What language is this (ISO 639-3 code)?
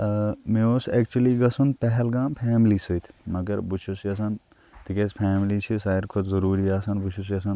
kas